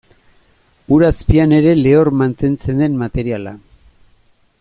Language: Basque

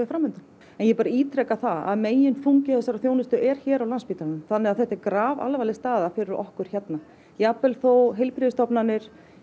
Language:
Icelandic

